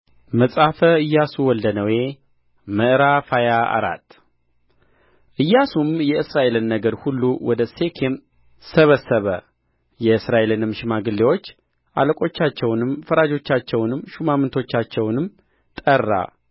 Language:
Amharic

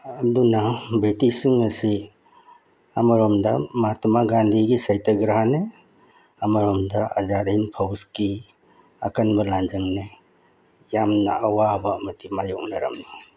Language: Manipuri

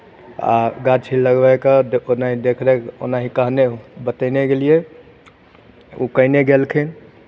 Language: Maithili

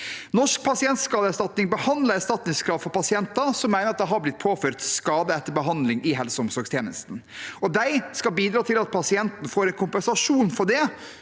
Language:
Norwegian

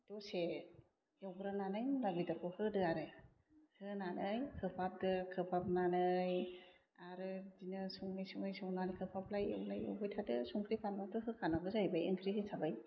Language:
Bodo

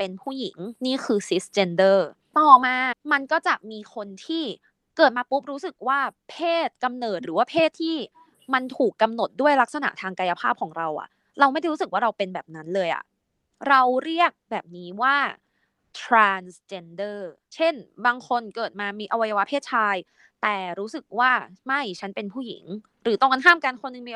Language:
Thai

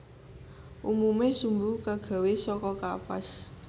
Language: Javanese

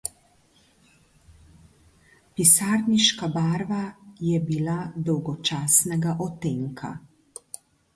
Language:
Slovenian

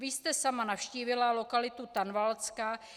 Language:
Czech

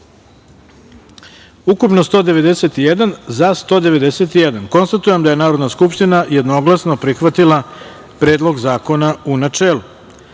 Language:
Serbian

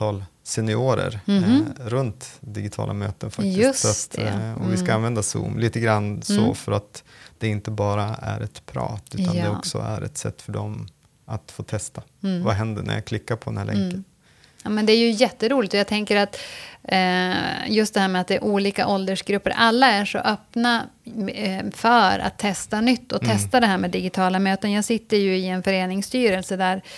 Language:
Swedish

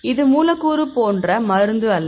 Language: Tamil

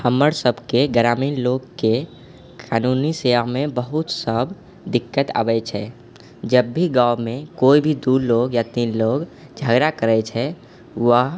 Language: Maithili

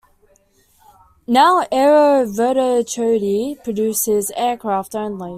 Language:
English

